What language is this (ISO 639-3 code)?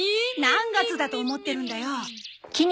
jpn